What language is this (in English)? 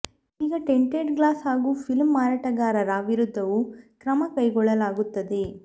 Kannada